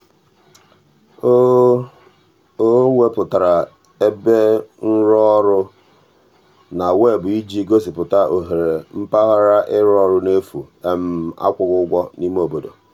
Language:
Igbo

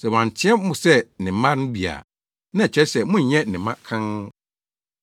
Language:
Akan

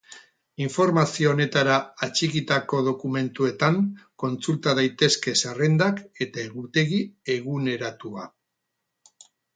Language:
Basque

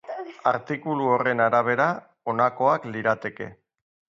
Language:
Basque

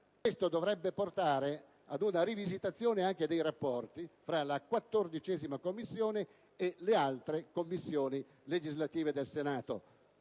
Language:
Italian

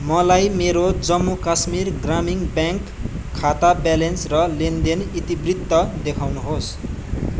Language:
Nepali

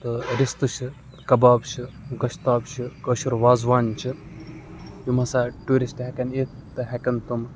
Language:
Kashmiri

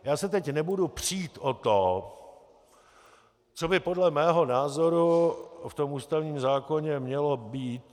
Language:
Czech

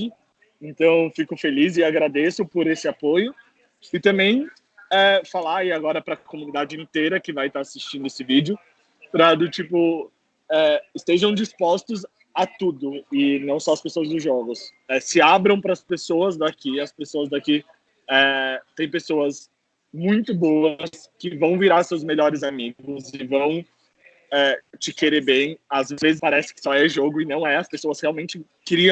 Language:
Portuguese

